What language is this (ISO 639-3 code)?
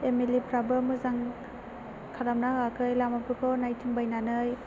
brx